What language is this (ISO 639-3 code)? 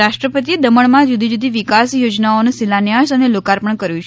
guj